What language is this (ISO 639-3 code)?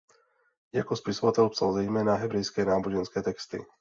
ces